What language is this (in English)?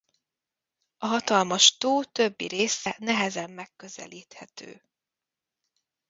Hungarian